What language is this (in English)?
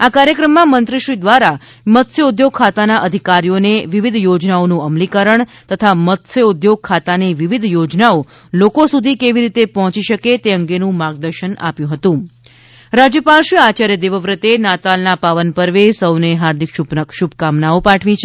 Gujarati